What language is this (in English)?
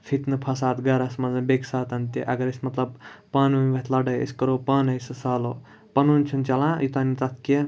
Kashmiri